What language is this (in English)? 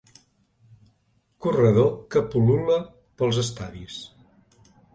Catalan